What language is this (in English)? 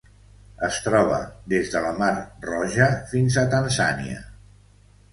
Catalan